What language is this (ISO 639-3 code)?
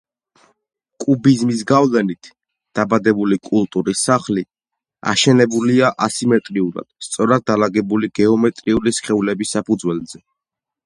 kat